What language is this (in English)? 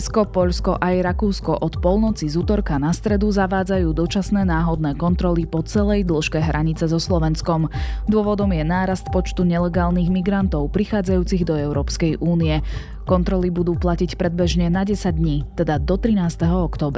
Slovak